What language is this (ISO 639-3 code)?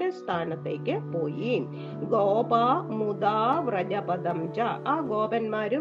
mal